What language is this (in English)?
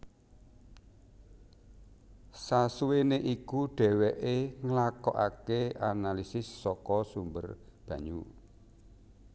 Javanese